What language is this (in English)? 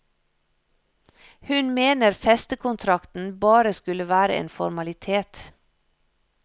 Norwegian